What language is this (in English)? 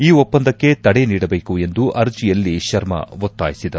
Kannada